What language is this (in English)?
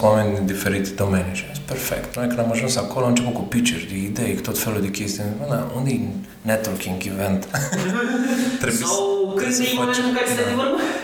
Romanian